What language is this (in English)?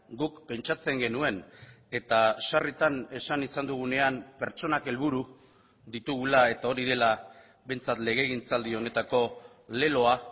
Basque